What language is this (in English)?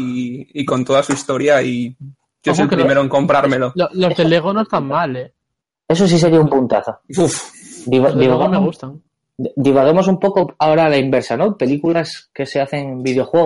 Spanish